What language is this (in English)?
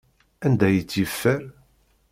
Kabyle